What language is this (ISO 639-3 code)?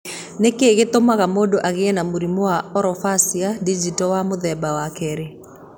kik